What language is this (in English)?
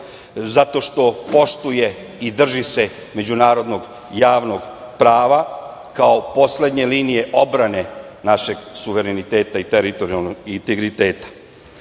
Serbian